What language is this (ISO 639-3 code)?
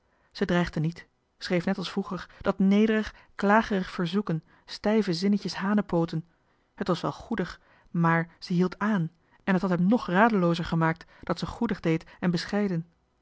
nld